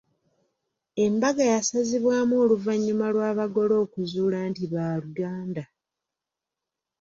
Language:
Ganda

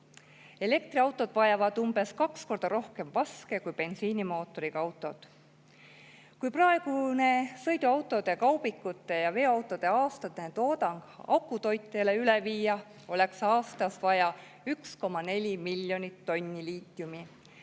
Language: Estonian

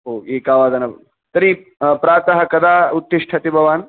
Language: Sanskrit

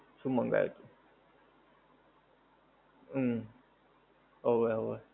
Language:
Gujarati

